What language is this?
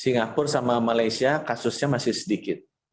Indonesian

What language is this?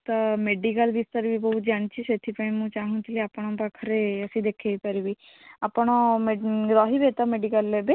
Odia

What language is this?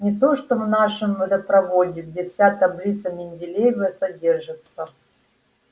Russian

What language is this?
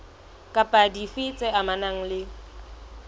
Southern Sotho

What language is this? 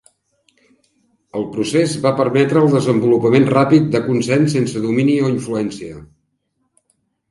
Catalan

